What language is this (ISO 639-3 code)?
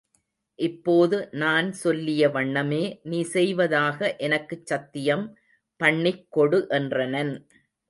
tam